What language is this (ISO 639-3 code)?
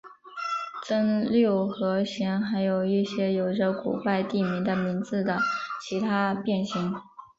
zho